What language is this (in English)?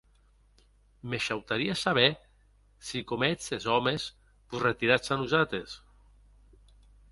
Occitan